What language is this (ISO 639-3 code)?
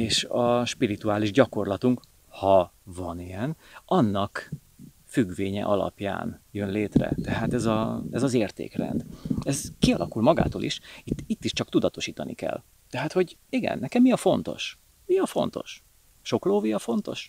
hun